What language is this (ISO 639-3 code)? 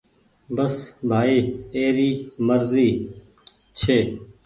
gig